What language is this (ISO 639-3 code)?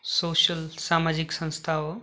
nep